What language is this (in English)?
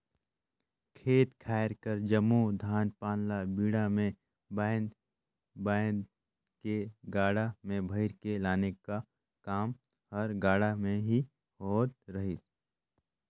Chhattisgarhi